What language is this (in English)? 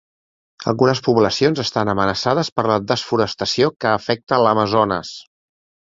Catalan